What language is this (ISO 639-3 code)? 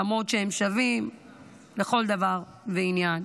heb